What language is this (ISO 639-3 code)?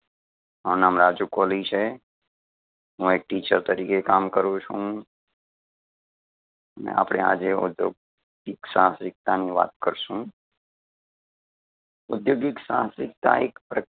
guj